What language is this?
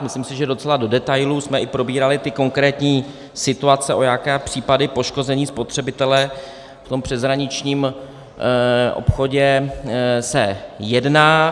Czech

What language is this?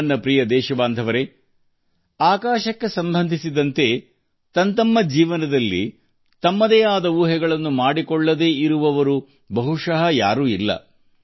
Kannada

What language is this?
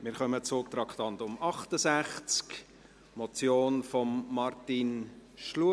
Swiss German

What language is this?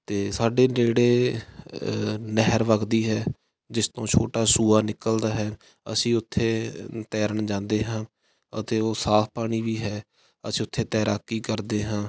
Punjabi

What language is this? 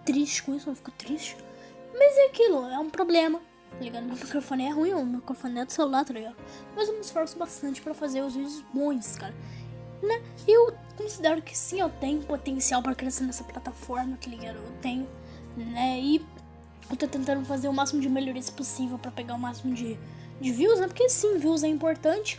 Portuguese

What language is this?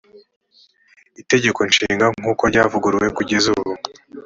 Kinyarwanda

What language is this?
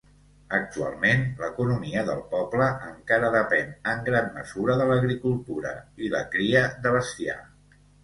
Catalan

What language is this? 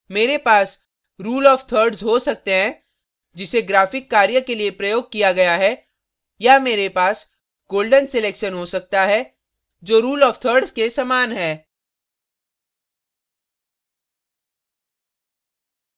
Hindi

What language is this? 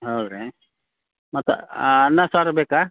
Kannada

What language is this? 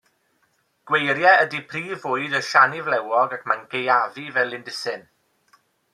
Welsh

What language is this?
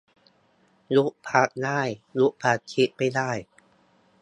Thai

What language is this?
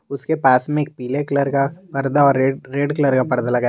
Hindi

